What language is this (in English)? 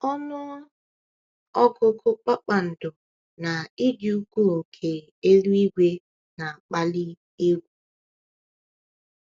Igbo